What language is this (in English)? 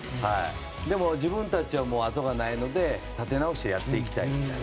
Japanese